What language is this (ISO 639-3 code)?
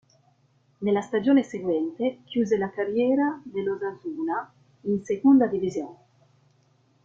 ita